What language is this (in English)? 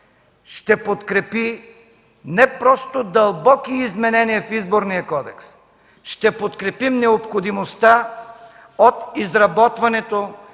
Bulgarian